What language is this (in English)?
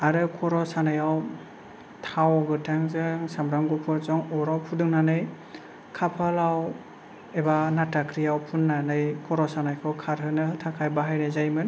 Bodo